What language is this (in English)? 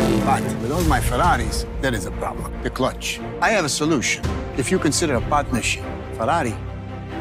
English